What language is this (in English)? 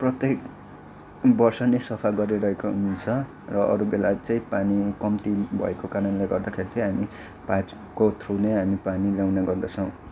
Nepali